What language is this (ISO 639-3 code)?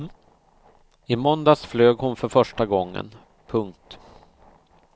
swe